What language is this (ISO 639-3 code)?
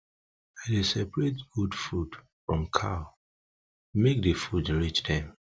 pcm